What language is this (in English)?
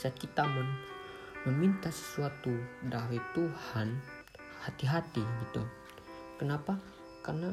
Indonesian